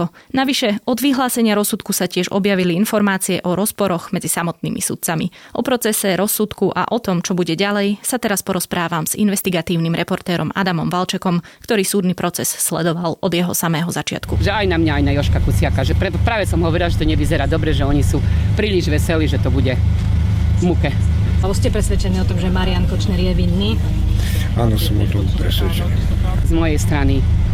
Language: Slovak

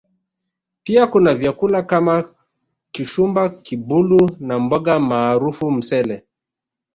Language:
Swahili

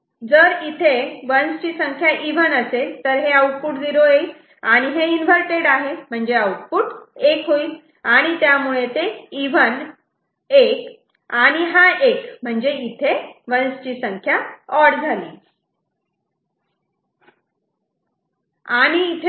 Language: Marathi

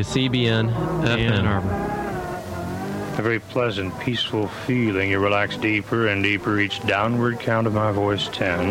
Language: English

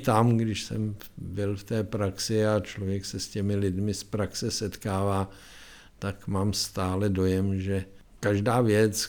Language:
Czech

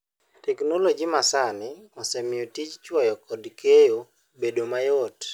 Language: Luo (Kenya and Tanzania)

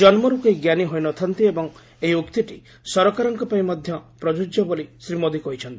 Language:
Odia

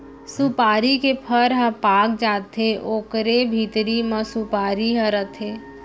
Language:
Chhattisgarhi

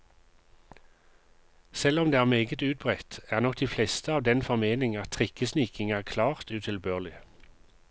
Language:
Norwegian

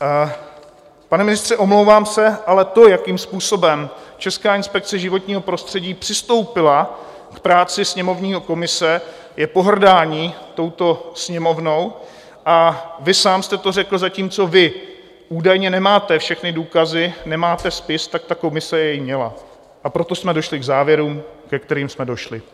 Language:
Czech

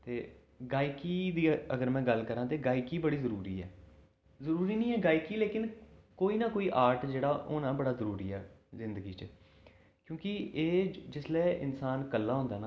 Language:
Dogri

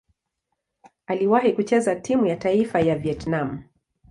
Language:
Swahili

